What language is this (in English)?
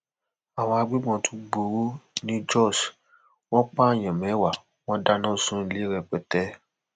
Yoruba